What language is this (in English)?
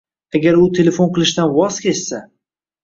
Uzbek